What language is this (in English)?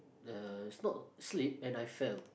English